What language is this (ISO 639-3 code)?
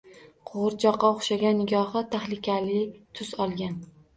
uzb